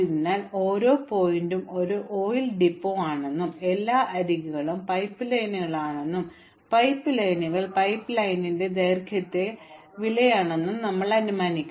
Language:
Malayalam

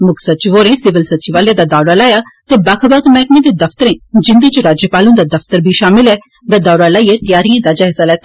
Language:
Dogri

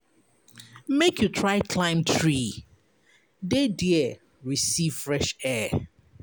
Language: Nigerian Pidgin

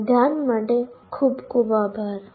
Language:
Gujarati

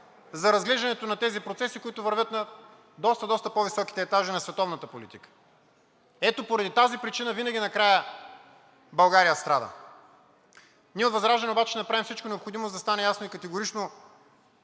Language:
Bulgarian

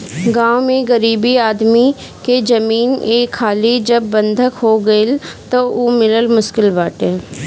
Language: Bhojpuri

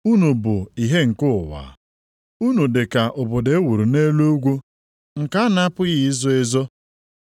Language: Igbo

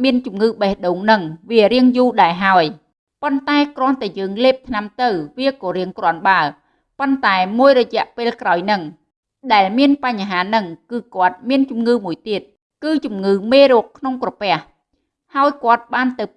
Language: Vietnamese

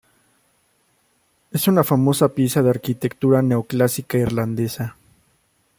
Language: Spanish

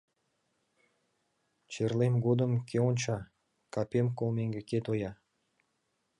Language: Mari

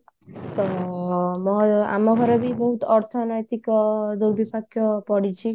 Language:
Odia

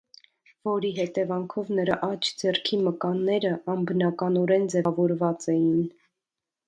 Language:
Armenian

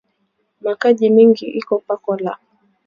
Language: Swahili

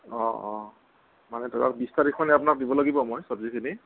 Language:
Assamese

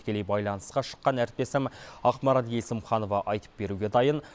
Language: Kazakh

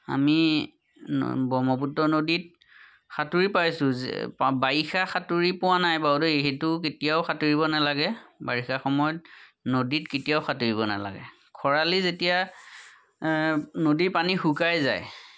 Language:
Assamese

